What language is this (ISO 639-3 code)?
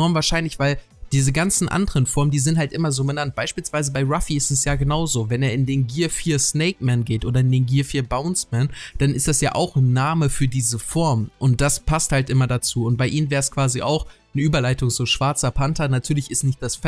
deu